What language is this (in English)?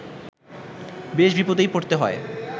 Bangla